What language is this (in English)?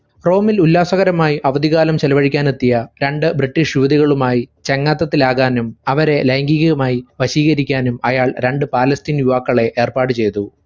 Malayalam